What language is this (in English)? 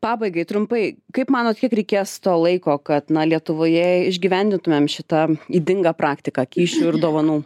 Lithuanian